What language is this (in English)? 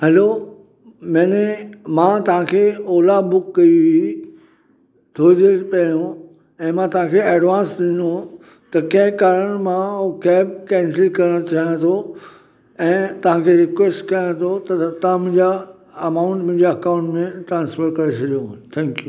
Sindhi